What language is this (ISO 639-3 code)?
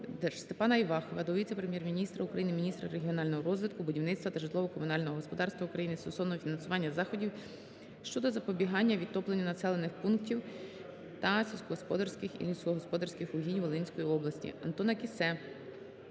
ukr